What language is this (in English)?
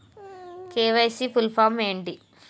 Telugu